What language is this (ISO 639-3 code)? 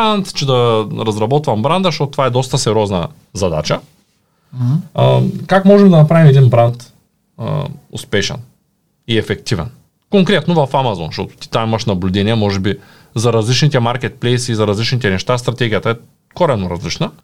bul